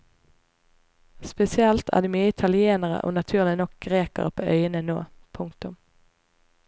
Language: Norwegian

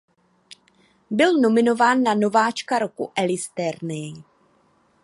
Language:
Czech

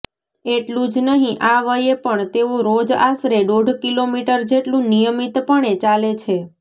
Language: Gujarati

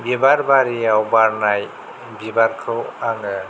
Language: Bodo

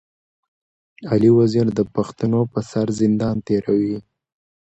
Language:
Pashto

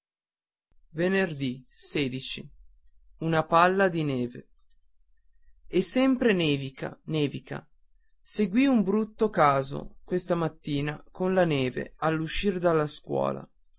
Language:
Italian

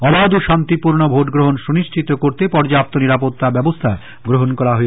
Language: Bangla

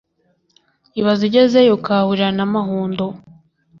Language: Kinyarwanda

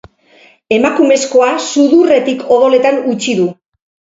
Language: Basque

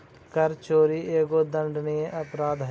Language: Magahi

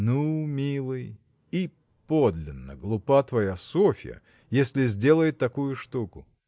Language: Russian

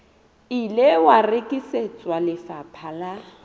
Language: Southern Sotho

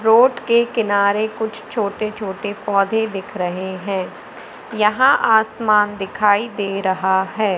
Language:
Hindi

